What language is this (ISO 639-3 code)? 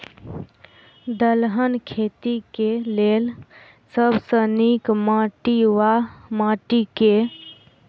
mai